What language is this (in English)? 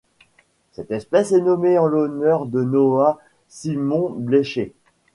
French